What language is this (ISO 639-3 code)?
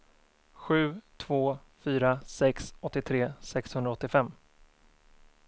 swe